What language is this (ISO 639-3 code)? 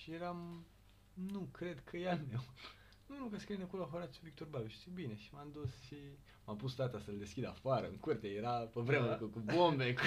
ron